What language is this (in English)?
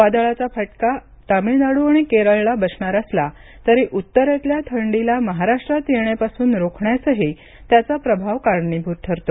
Marathi